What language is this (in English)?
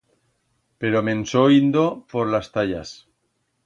Aragonese